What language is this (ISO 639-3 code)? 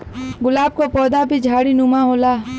bho